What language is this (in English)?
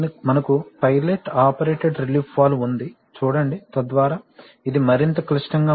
Telugu